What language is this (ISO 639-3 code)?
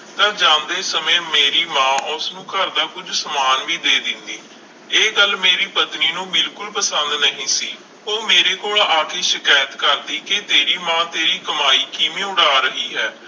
pan